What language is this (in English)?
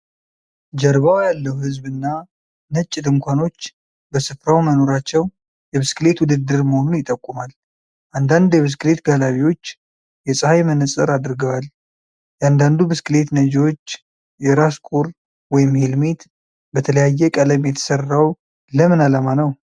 Amharic